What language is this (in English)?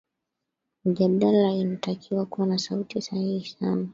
Swahili